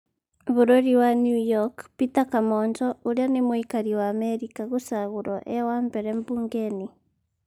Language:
Kikuyu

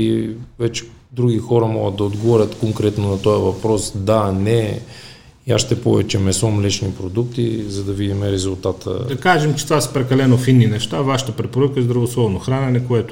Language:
Bulgarian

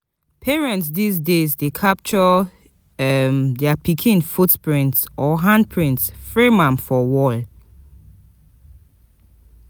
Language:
Nigerian Pidgin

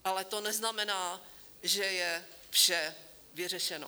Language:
Czech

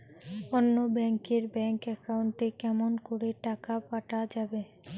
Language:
Bangla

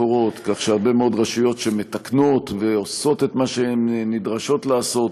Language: Hebrew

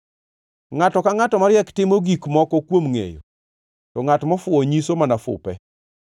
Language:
Luo (Kenya and Tanzania)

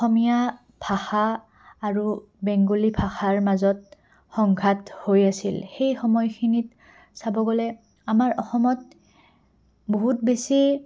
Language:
Assamese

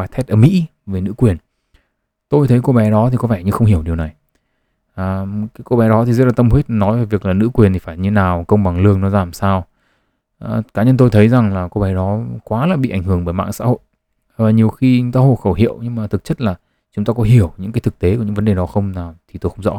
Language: Vietnamese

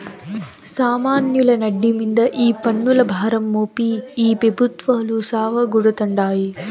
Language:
Telugu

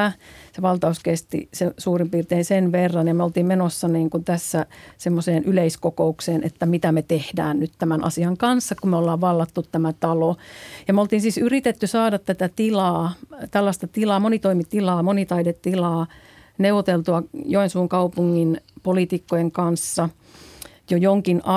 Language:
Finnish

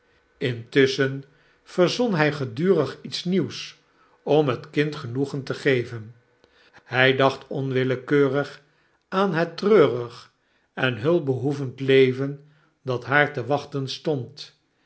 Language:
Dutch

